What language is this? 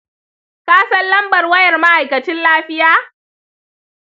Hausa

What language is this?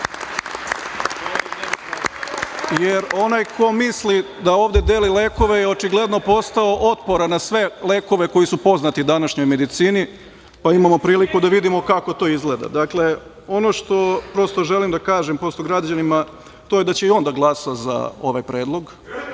Serbian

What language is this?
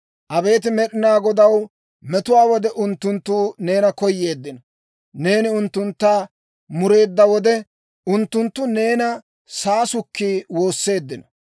Dawro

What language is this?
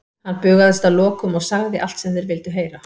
Icelandic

